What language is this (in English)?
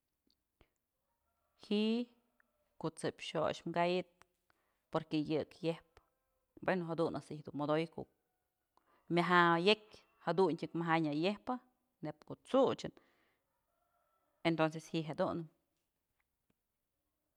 Mazatlán Mixe